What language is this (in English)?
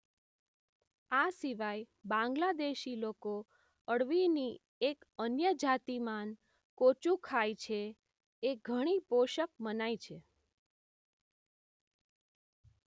Gujarati